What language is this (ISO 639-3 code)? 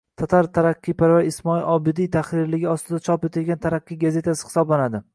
uzb